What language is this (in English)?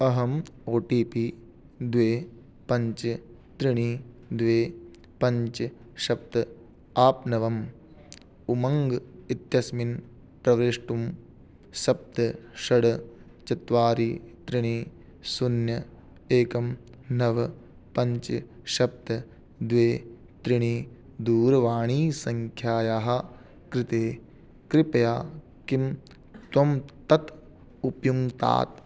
Sanskrit